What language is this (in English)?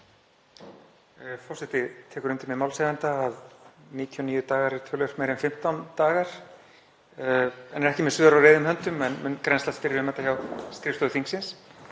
Icelandic